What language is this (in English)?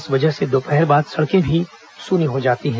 Hindi